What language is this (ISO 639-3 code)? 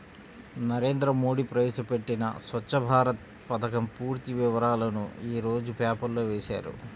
tel